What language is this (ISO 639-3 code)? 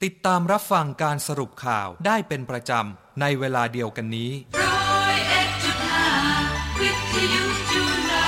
tha